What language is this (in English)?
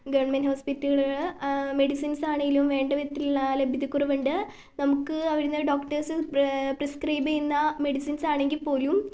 Malayalam